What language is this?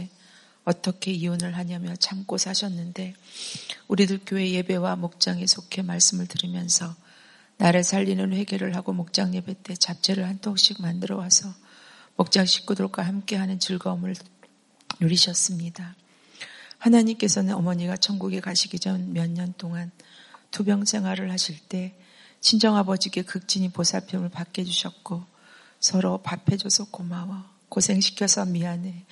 Korean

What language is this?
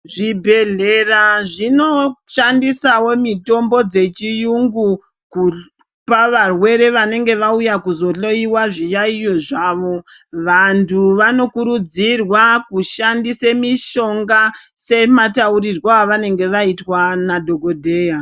Ndau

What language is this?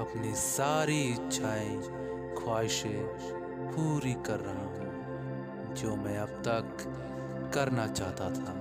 Hindi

